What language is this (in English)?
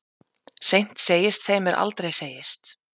Icelandic